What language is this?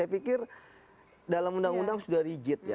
Indonesian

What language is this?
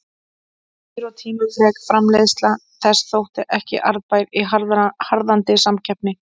Icelandic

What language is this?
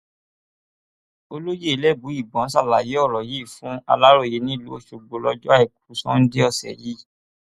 Yoruba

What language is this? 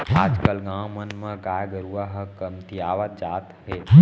Chhattisgarhi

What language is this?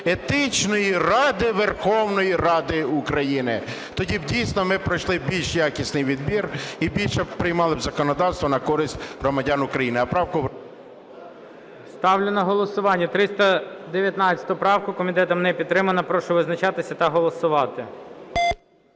Ukrainian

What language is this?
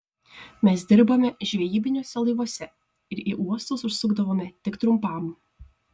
Lithuanian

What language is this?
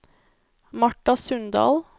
Norwegian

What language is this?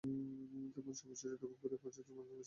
Bangla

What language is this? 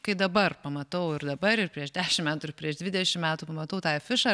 Lithuanian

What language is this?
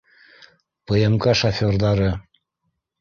Bashkir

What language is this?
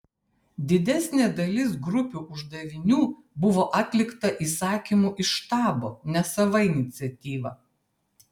Lithuanian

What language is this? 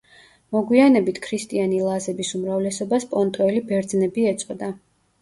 Georgian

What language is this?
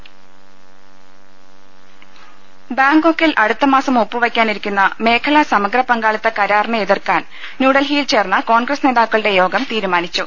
Malayalam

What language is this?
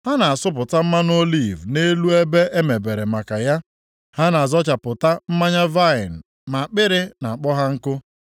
Igbo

